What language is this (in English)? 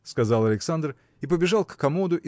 Russian